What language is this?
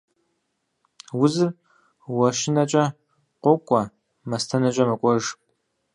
Kabardian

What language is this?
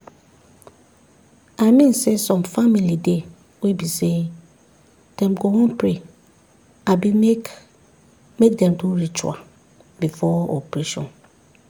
Nigerian Pidgin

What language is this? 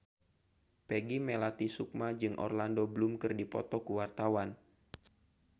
Sundanese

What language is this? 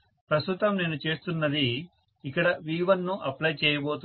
Telugu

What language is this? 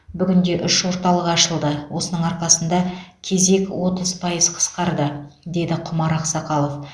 Kazakh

